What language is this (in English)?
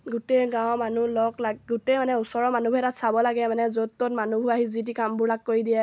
Assamese